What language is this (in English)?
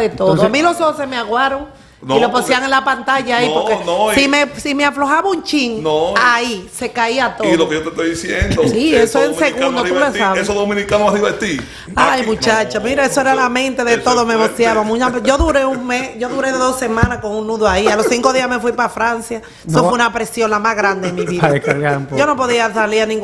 Spanish